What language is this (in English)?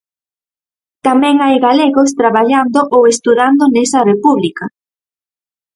Galician